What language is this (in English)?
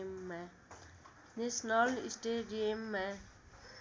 Nepali